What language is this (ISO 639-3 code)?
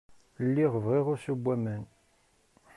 kab